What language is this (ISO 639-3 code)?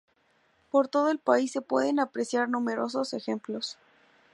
spa